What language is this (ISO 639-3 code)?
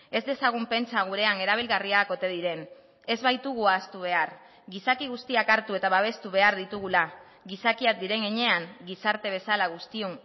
eus